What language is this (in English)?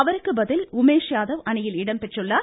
Tamil